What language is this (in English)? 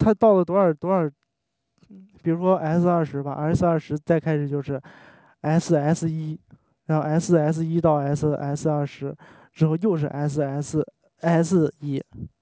Chinese